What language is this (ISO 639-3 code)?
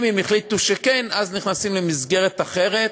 heb